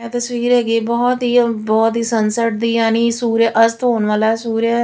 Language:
Punjabi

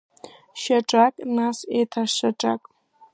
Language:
Abkhazian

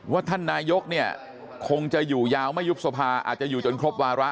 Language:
Thai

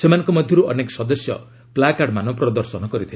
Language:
Odia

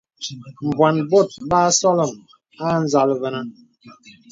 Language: Bebele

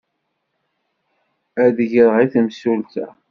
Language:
Kabyle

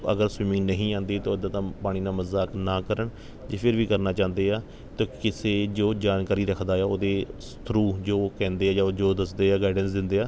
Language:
Punjabi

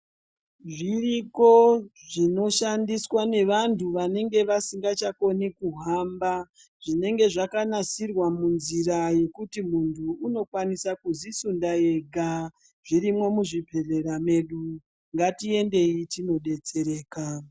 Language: Ndau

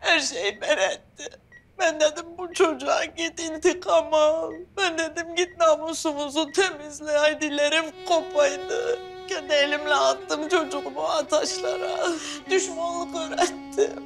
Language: Turkish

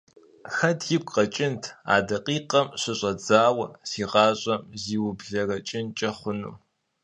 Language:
Kabardian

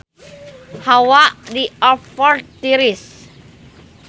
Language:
Sundanese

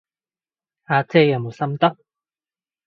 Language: Cantonese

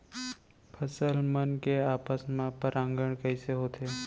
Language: Chhattisgarhi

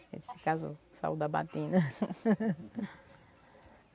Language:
Portuguese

